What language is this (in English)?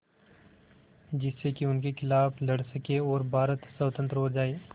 Hindi